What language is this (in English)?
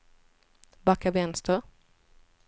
Swedish